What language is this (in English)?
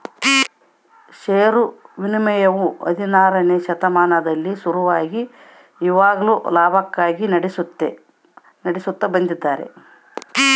Kannada